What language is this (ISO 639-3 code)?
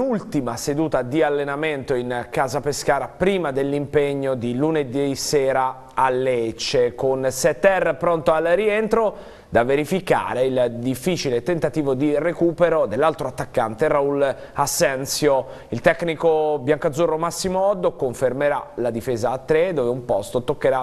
ita